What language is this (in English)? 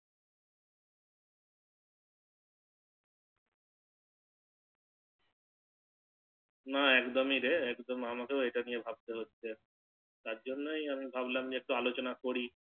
Bangla